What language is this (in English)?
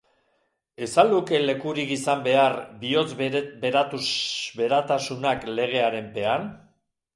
Basque